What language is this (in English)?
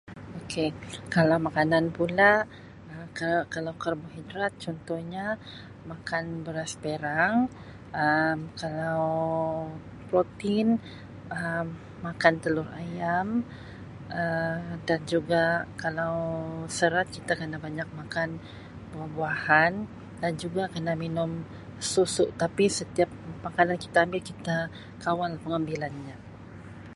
Sabah Malay